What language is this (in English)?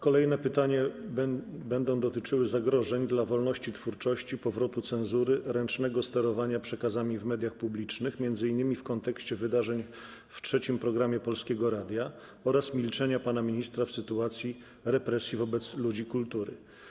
Polish